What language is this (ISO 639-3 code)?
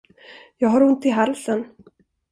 swe